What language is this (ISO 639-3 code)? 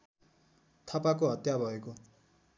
nep